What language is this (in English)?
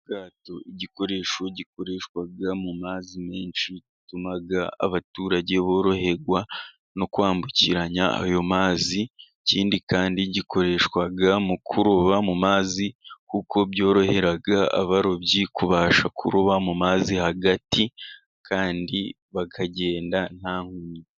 Kinyarwanda